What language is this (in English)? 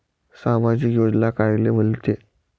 Marathi